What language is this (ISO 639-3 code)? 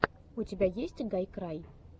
rus